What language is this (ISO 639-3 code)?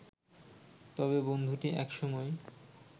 ben